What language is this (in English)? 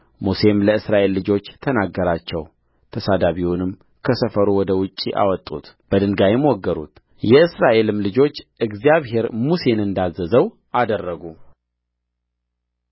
Amharic